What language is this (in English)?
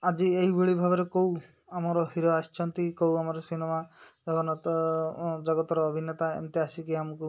Odia